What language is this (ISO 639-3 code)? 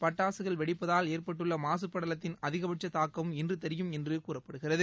tam